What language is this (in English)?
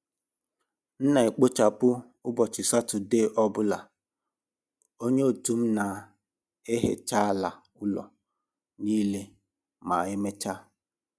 Igbo